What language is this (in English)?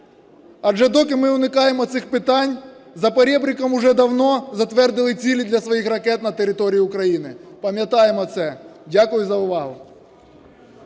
Ukrainian